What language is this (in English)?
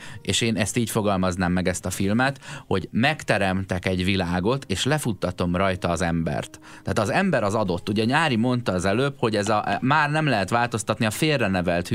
Hungarian